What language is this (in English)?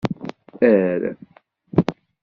Kabyle